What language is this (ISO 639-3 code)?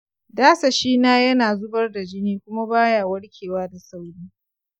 hau